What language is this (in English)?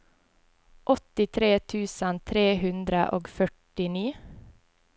Norwegian